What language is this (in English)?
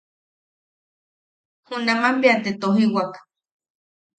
Yaqui